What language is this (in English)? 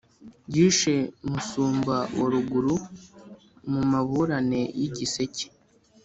Kinyarwanda